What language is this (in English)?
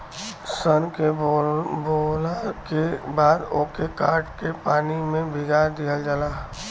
Bhojpuri